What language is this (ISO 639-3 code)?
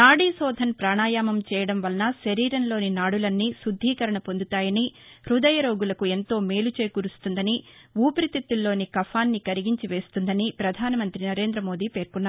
tel